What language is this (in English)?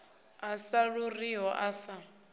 Venda